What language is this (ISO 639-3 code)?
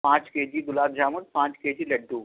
urd